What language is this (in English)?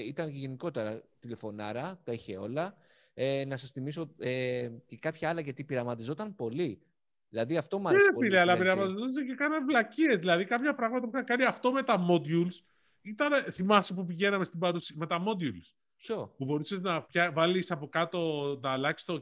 Greek